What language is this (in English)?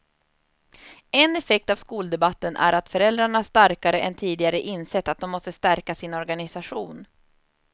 Swedish